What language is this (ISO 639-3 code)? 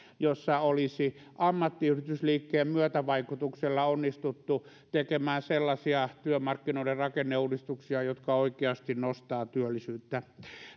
fin